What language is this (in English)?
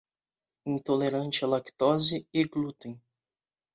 Portuguese